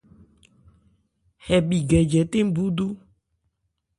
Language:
Ebrié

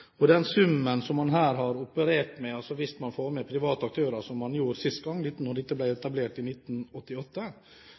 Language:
Norwegian Bokmål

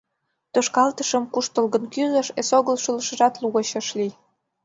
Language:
Mari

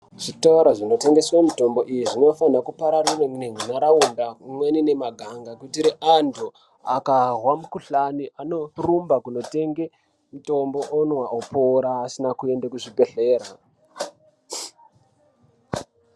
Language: Ndau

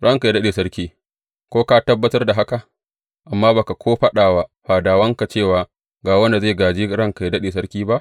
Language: Hausa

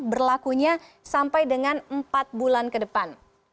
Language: Indonesian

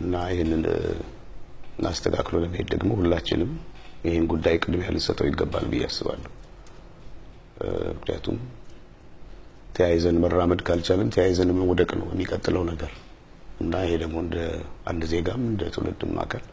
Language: Arabic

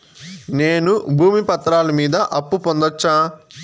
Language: Telugu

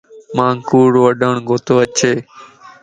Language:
Lasi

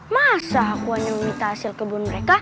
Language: Indonesian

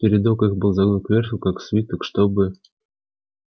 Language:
Russian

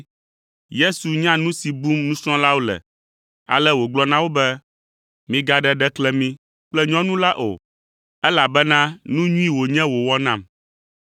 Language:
Ewe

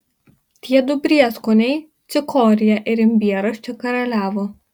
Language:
Lithuanian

